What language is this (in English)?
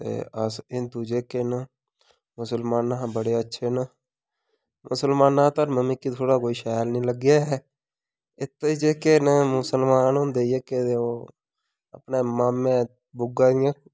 Dogri